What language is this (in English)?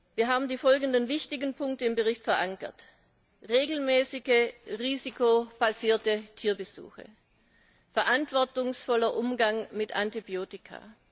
German